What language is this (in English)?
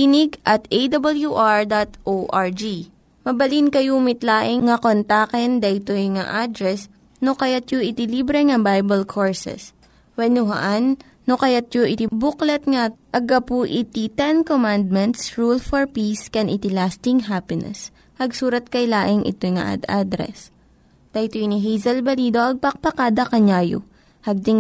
Filipino